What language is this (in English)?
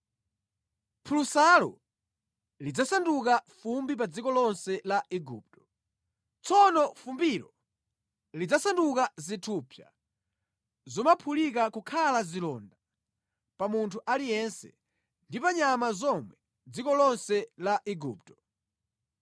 Nyanja